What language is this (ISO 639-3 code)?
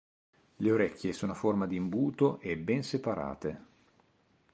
ita